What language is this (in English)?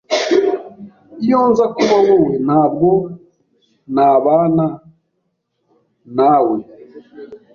Kinyarwanda